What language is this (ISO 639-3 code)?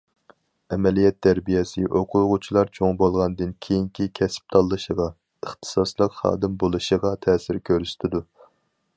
uig